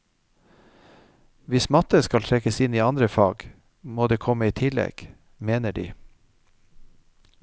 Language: Norwegian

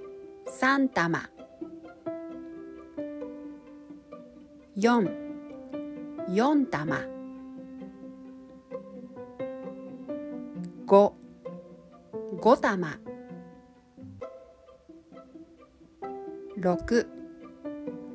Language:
Japanese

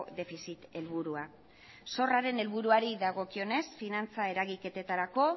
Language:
Basque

